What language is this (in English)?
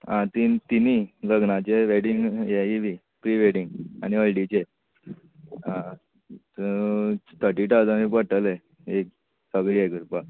Konkani